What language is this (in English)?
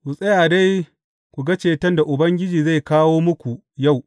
Hausa